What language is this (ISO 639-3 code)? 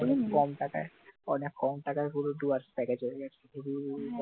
ben